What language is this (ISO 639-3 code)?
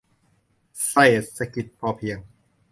tha